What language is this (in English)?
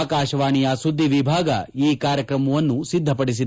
Kannada